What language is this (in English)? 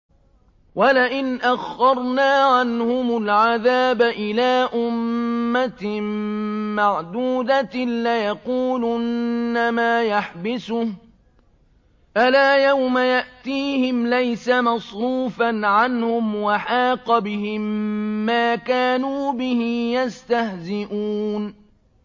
Arabic